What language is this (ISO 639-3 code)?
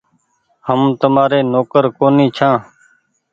gig